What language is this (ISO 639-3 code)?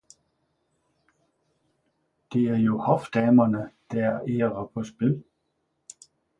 dan